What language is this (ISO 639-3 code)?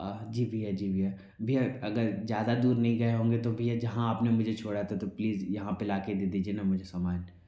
hin